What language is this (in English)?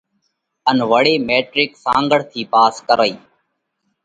Parkari Koli